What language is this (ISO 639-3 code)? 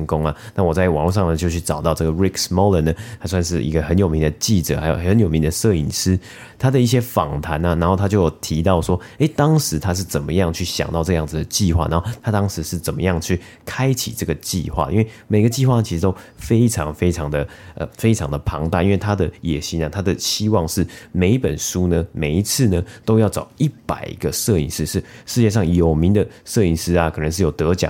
zho